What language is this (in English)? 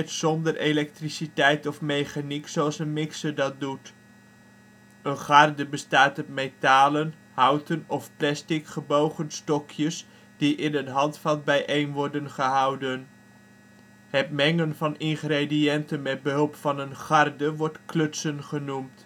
Dutch